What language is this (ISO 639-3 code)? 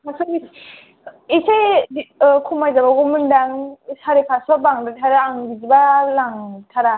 brx